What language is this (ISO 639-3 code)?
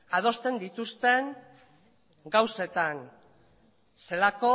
eus